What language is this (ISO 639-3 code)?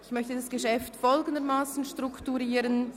gsw